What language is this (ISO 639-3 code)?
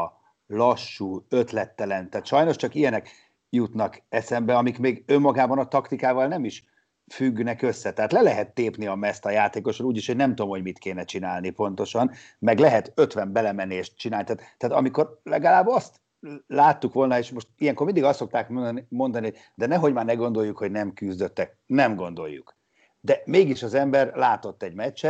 hun